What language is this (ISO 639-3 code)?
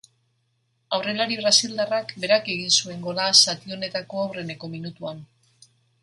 eus